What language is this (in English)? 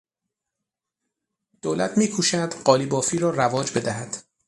Persian